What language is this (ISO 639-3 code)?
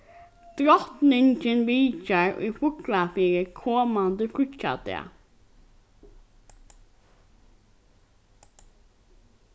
fao